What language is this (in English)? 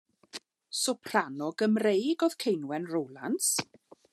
Welsh